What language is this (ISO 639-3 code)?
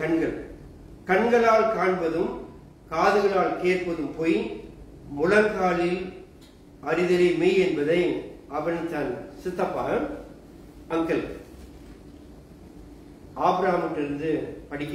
tam